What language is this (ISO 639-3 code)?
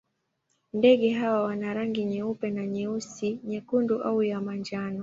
swa